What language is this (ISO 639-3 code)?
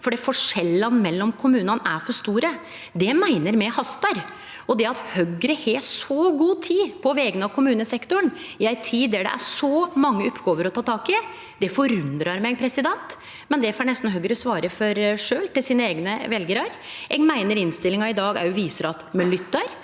nor